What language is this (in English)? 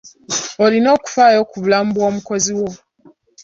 Ganda